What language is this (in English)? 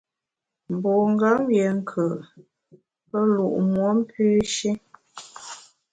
Bamun